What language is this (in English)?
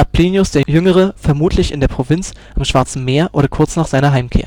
German